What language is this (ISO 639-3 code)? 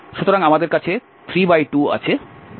ben